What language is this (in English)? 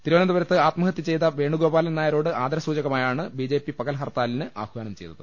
Malayalam